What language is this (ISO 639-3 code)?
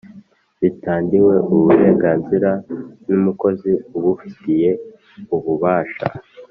kin